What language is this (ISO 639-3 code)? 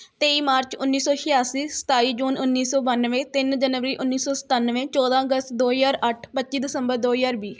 pan